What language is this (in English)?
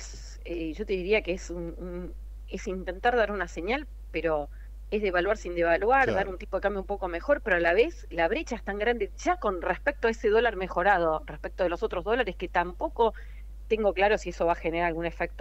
Spanish